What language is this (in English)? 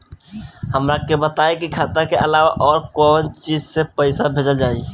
Bhojpuri